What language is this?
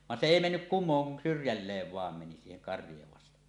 Finnish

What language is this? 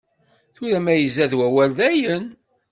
Kabyle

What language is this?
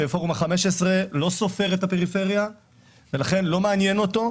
Hebrew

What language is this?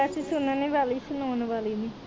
Punjabi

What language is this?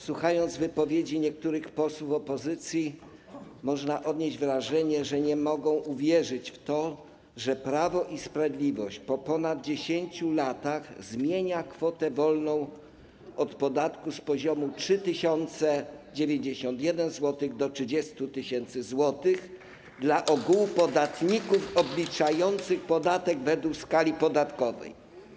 Polish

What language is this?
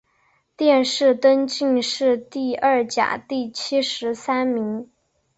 Chinese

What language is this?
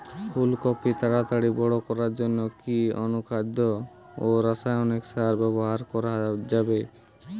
Bangla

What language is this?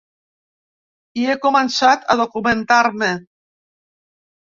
Catalan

